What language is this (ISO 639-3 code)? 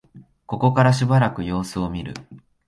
jpn